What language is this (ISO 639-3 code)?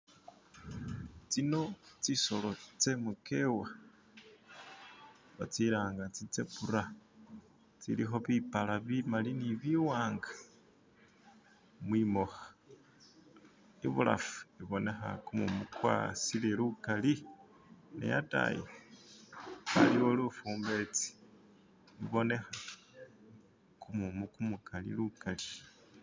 myx